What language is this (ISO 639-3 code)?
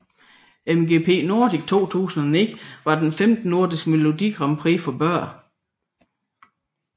dan